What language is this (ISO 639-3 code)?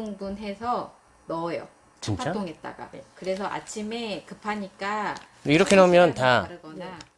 kor